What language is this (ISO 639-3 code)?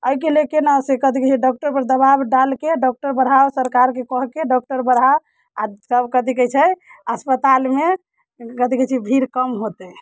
mai